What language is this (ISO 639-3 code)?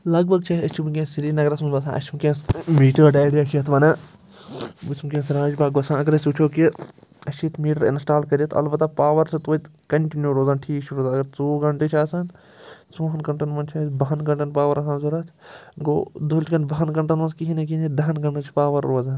kas